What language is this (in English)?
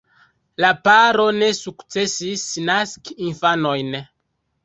Esperanto